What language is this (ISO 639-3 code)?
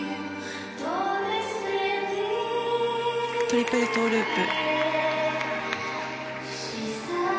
jpn